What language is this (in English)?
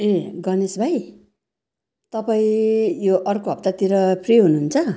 Nepali